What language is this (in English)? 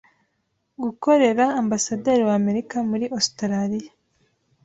Kinyarwanda